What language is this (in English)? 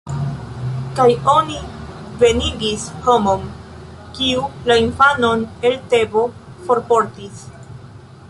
Esperanto